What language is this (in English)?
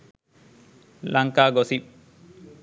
Sinhala